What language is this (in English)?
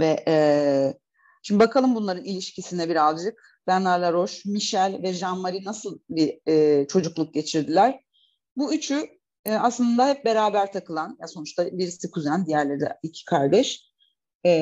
Turkish